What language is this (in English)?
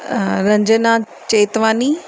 Sindhi